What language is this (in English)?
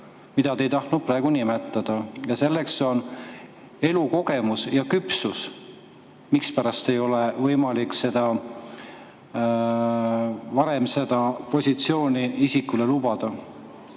Estonian